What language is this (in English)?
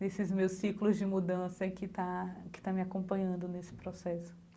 Portuguese